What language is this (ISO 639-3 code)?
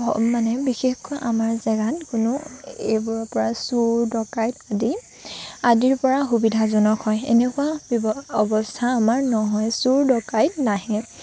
asm